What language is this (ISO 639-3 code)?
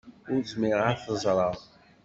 kab